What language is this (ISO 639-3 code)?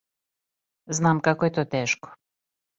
srp